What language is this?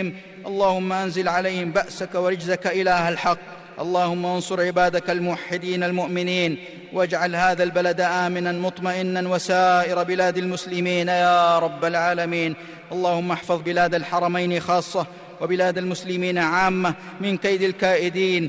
Arabic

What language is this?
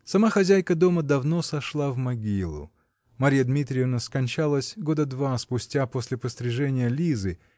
Russian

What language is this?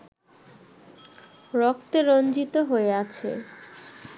Bangla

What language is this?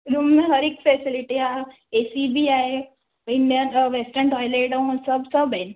Sindhi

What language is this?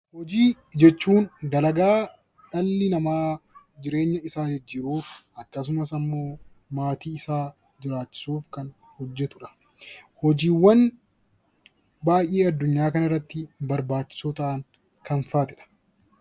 Oromo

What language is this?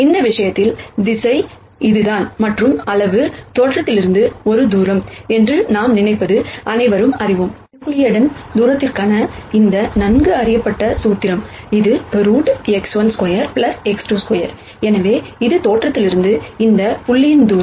Tamil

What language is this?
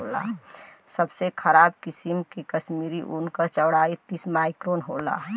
Bhojpuri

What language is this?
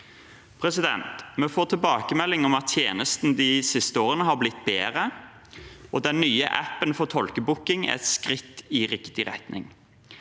Norwegian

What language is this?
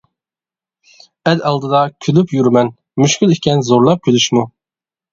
Uyghur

